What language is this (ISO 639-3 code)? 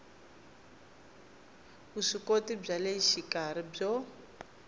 tso